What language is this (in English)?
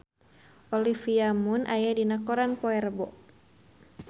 Sundanese